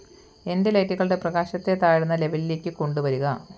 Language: Malayalam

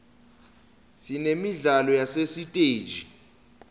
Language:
Swati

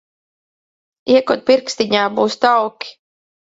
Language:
Latvian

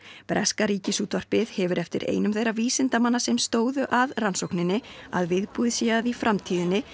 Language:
Icelandic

